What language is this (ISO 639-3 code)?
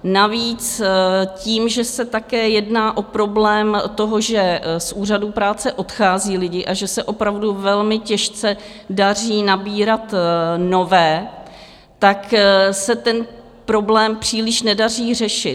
ces